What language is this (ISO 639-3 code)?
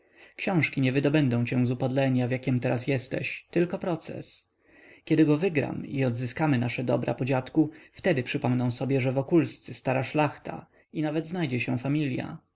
pol